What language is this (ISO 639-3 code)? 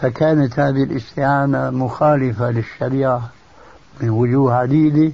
ara